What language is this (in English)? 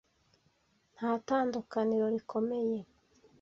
Kinyarwanda